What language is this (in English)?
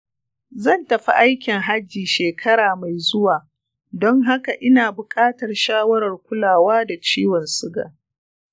Hausa